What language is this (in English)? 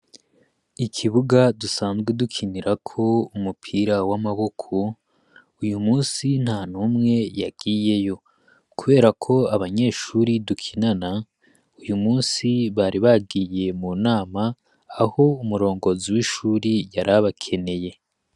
Rundi